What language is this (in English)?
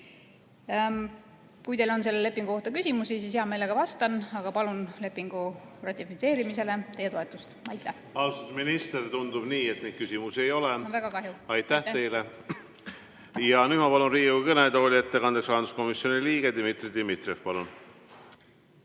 Estonian